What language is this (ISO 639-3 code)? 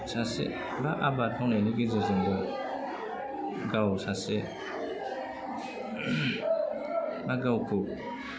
brx